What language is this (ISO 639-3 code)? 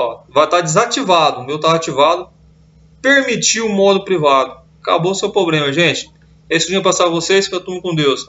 por